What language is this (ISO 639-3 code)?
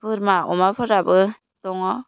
brx